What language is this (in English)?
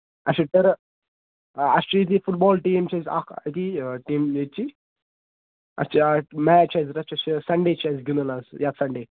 Kashmiri